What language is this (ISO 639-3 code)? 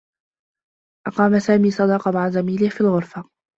ara